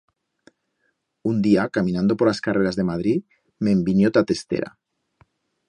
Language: Aragonese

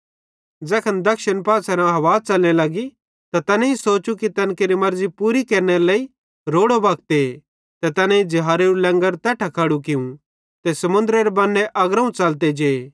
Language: Bhadrawahi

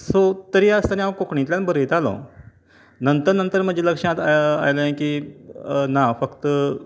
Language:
Konkani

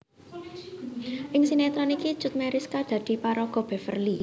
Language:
Javanese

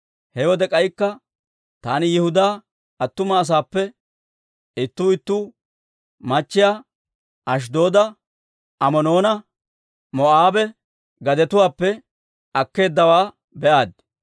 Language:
Dawro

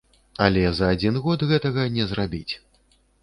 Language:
Belarusian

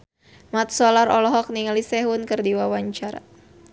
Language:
Sundanese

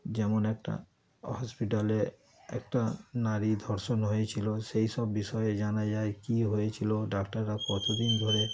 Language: Bangla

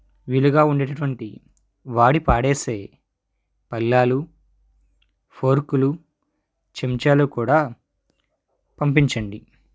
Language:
Telugu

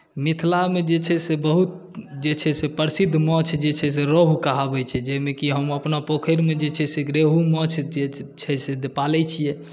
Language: Maithili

